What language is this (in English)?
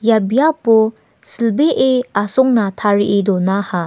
Garo